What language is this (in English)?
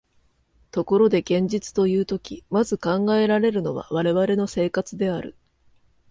Japanese